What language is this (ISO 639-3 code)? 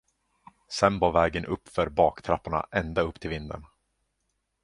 swe